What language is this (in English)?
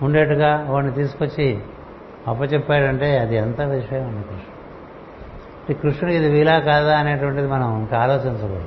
Telugu